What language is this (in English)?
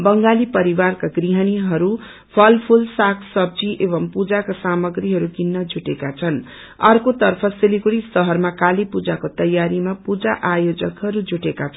Nepali